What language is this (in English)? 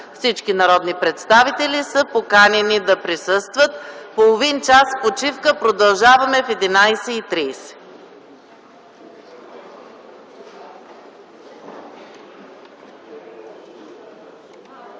Bulgarian